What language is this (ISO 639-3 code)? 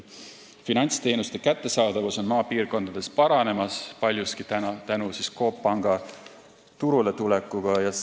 est